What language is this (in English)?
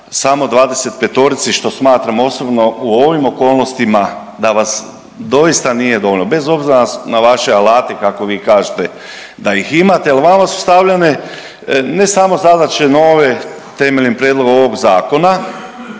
Croatian